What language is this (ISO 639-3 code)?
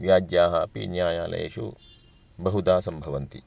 san